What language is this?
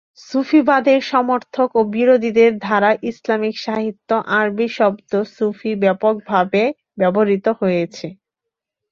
Bangla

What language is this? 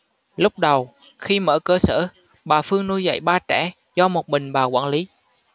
Vietnamese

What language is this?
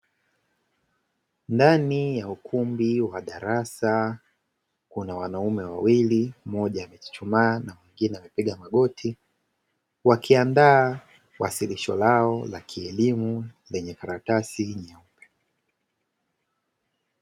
Swahili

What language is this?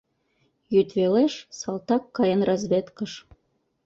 Mari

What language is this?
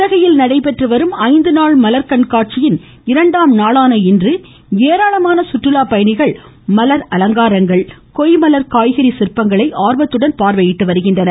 Tamil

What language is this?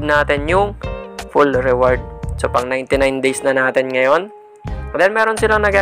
Filipino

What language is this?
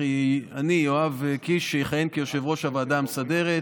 Hebrew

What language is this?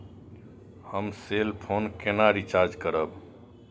Maithili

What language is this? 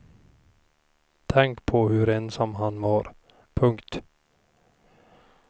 Swedish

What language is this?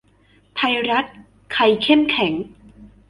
Thai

